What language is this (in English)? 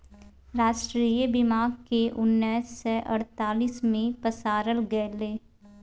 Maithili